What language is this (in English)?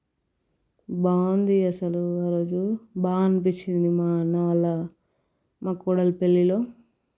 Telugu